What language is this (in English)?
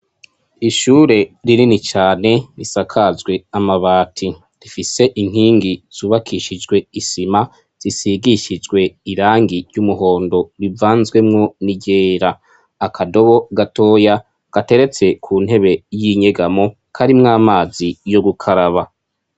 Rundi